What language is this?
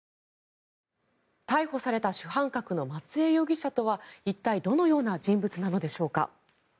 Japanese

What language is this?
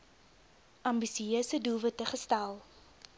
Afrikaans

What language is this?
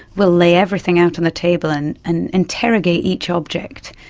English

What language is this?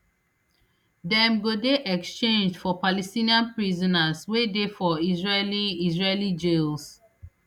Nigerian Pidgin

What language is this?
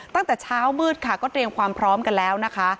Thai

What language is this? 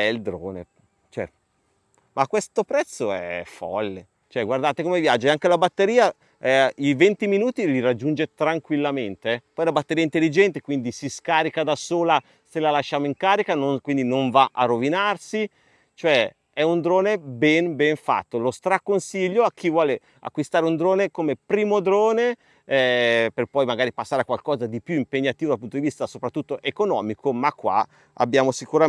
Italian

